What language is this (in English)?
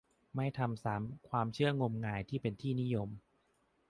Thai